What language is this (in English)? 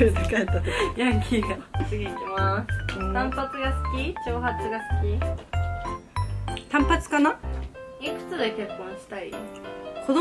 Japanese